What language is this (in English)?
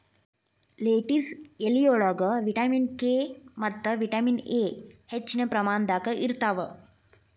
Kannada